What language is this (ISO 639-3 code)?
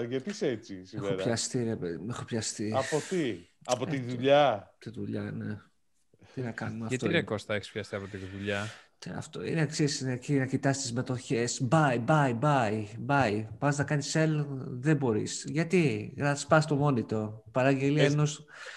ell